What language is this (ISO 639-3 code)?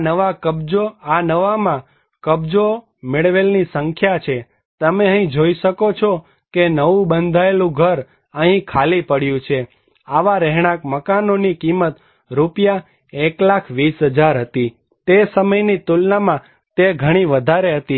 guj